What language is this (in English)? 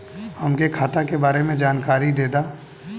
Bhojpuri